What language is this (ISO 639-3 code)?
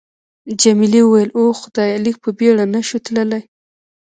pus